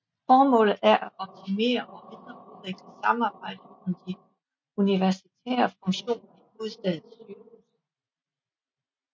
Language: Danish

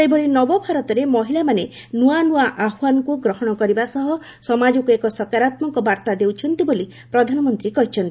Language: Odia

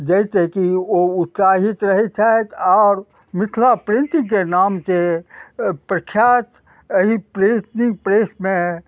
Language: Maithili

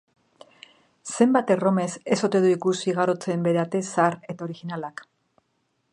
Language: Basque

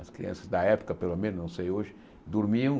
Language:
Portuguese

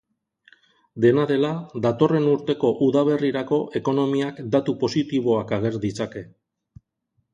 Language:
Basque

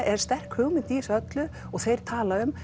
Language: Icelandic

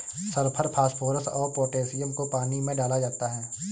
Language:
Hindi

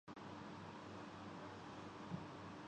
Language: Urdu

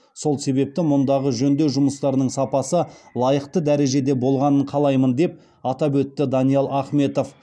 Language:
Kazakh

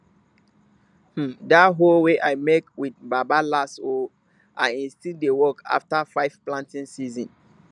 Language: Nigerian Pidgin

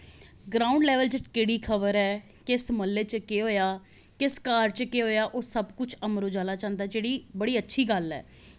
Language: Dogri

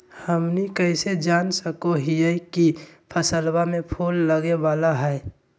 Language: Magahi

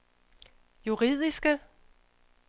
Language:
Danish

